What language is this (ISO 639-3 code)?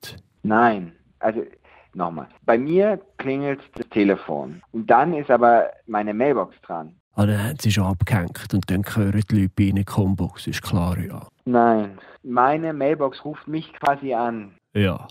deu